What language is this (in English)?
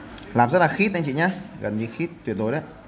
Vietnamese